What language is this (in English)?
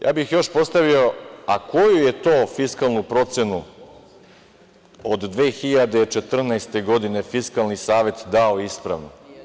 Serbian